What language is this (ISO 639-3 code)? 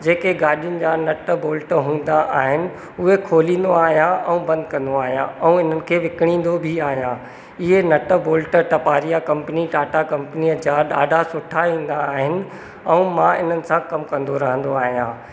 snd